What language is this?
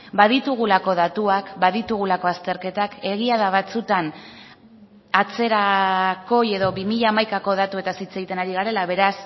Basque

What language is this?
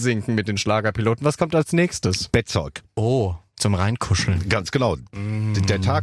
German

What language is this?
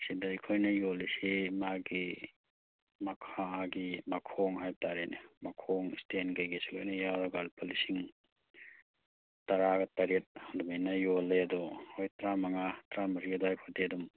Manipuri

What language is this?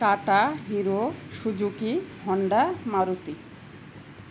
Bangla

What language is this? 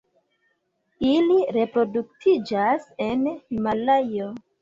Esperanto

